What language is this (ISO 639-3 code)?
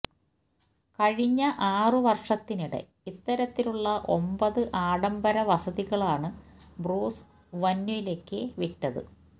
mal